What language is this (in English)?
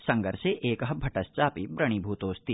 Sanskrit